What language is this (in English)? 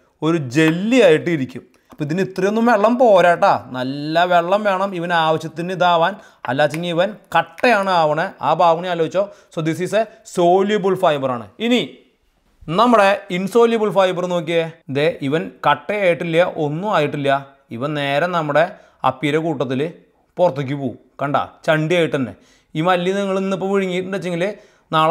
Malayalam